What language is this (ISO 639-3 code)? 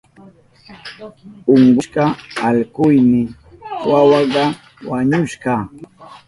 qup